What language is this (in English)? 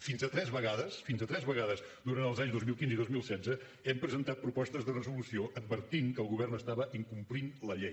Catalan